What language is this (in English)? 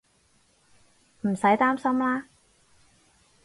Cantonese